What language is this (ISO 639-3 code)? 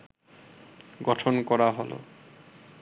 ben